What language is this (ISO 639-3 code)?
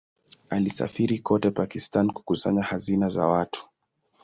swa